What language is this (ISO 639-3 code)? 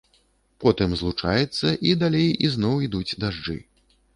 bel